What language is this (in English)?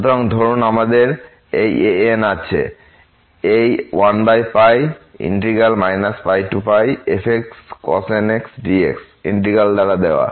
Bangla